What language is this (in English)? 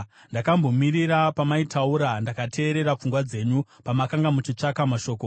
Shona